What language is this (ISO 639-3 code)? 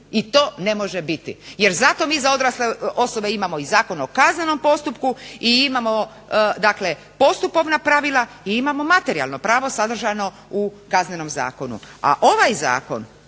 hrv